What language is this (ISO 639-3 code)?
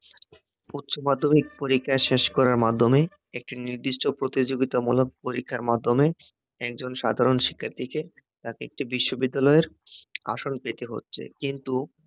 ben